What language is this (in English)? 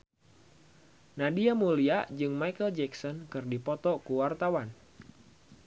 Sundanese